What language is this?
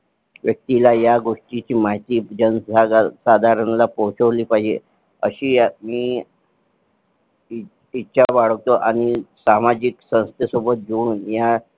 Marathi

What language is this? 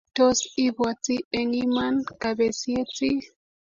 Kalenjin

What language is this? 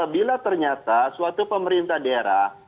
Indonesian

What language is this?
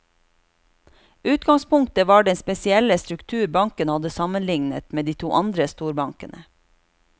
Norwegian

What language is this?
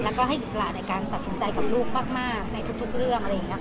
Thai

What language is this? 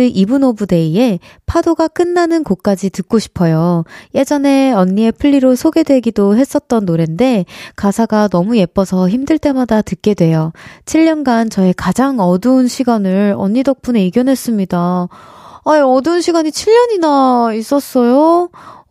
Korean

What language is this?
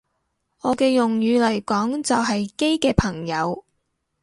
Cantonese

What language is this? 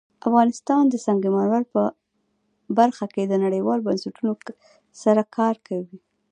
Pashto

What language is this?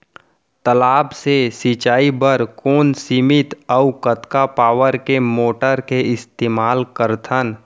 Chhattisgarhi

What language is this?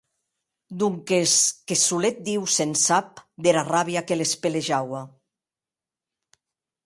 Occitan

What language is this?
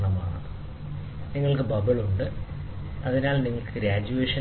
Malayalam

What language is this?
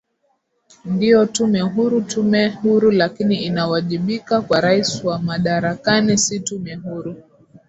Swahili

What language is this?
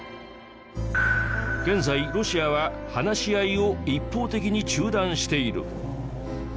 Japanese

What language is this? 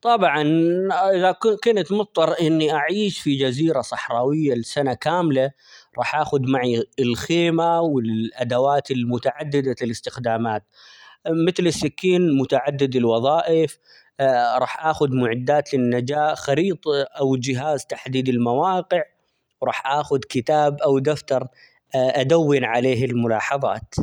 Omani Arabic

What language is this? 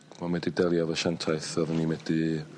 Welsh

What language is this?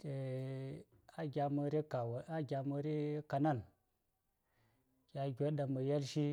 Saya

